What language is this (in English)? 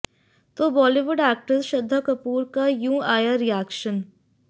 Hindi